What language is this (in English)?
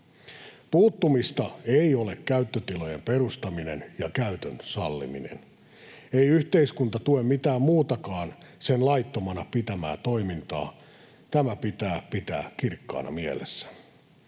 Finnish